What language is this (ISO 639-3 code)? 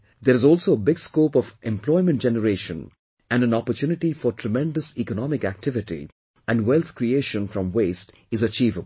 eng